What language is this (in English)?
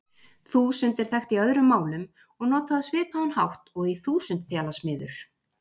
Icelandic